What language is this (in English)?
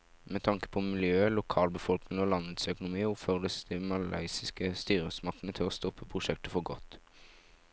Norwegian